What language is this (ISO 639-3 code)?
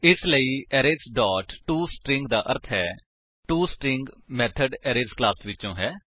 pan